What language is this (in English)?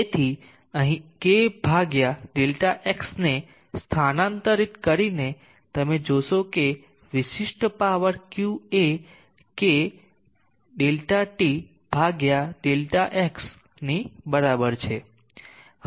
Gujarati